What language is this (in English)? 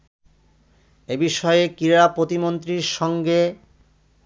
Bangla